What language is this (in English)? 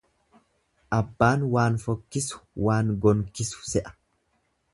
Oromo